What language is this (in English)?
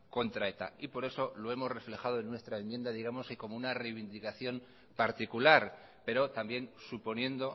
Spanish